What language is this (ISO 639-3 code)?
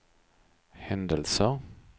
swe